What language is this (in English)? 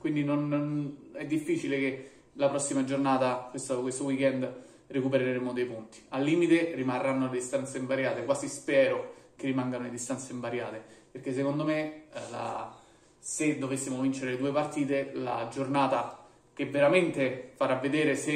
Italian